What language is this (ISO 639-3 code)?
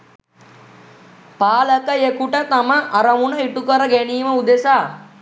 sin